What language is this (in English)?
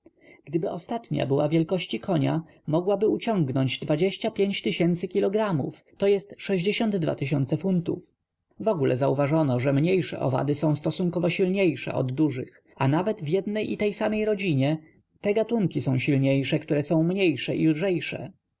Polish